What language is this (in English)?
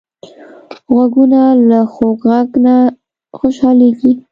Pashto